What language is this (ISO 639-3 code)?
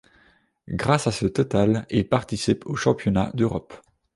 fra